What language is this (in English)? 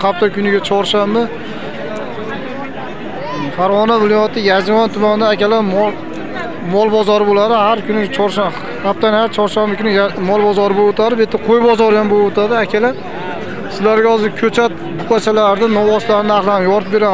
Turkish